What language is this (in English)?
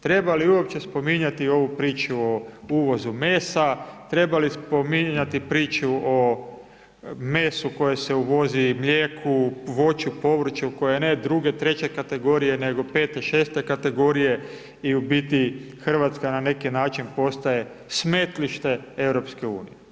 Croatian